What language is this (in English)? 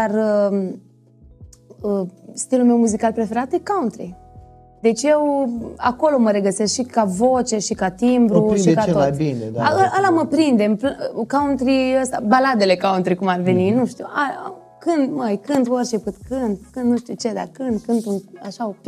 Romanian